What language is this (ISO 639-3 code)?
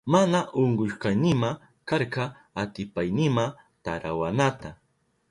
qup